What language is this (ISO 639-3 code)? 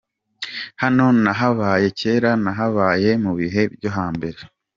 kin